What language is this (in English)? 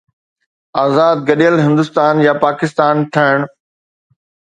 Sindhi